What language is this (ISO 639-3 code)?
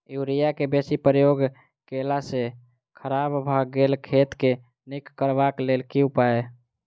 mai